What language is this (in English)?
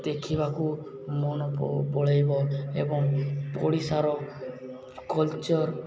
Odia